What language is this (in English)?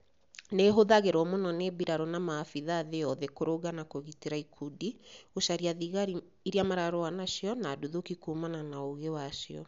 Kikuyu